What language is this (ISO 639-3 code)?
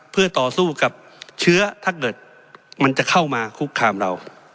tha